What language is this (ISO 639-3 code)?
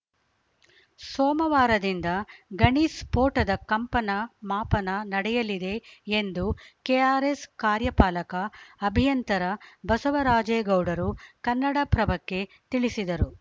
kan